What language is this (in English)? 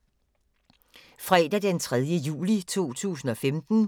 Danish